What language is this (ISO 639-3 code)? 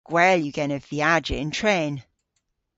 cor